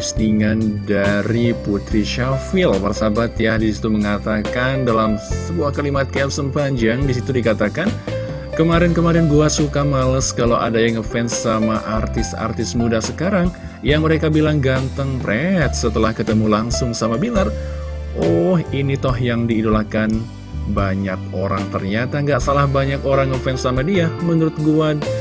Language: Indonesian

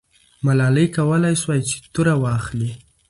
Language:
Pashto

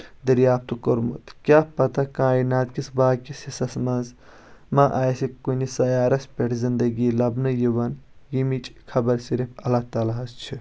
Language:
Kashmiri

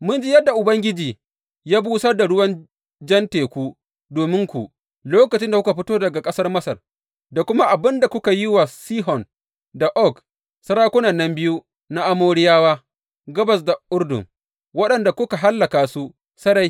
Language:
Hausa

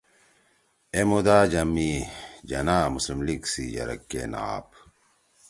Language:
Torwali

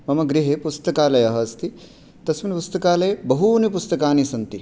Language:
Sanskrit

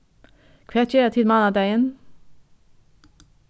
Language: Faroese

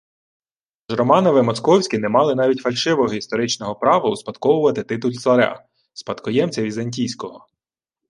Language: Ukrainian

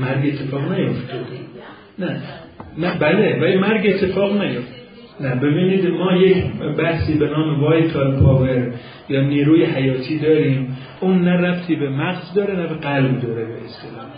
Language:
Persian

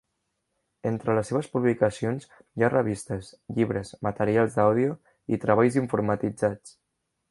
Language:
Catalan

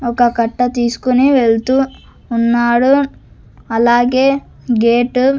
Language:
Telugu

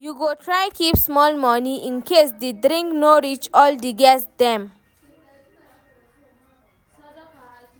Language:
Nigerian Pidgin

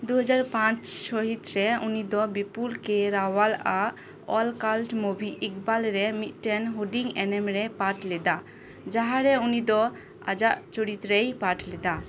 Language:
Santali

